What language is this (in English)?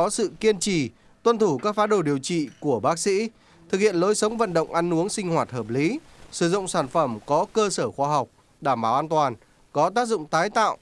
Vietnamese